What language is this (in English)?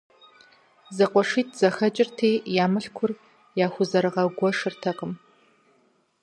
Kabardian